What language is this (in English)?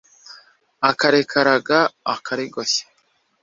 Kinyarwanda